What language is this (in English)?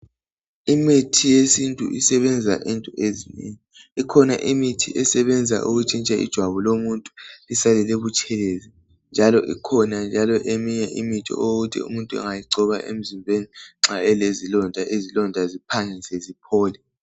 North Ndebele